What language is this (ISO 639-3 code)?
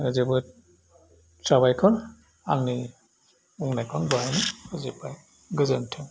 brx